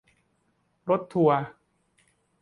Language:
Thai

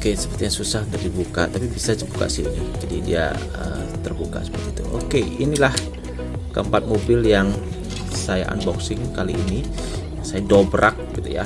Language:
Indonesian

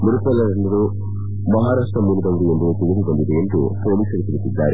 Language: Kannada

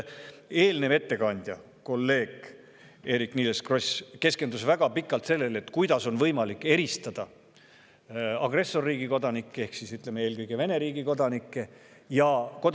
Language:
Estonian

